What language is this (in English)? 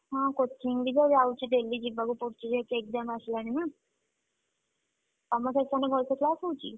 Odia